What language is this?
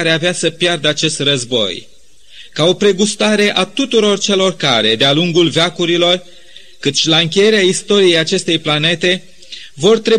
Romanian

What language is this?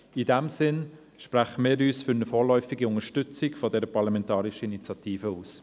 Swiss German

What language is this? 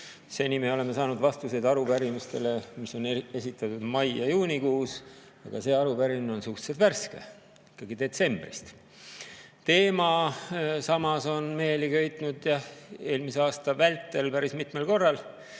Estonian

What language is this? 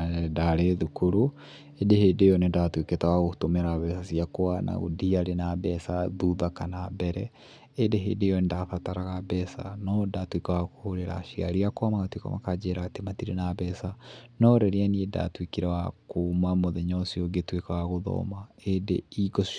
Kikuyu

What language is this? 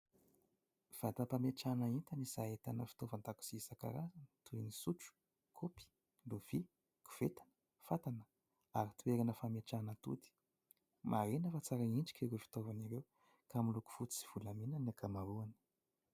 Malagasy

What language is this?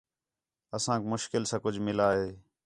Khetrani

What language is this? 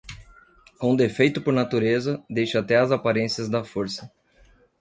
Portuguese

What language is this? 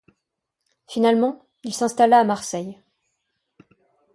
French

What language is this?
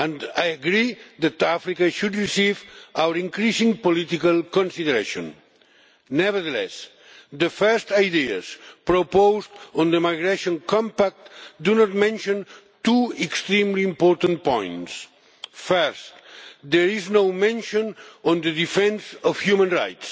English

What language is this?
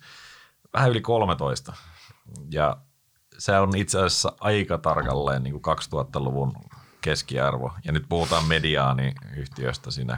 Finnish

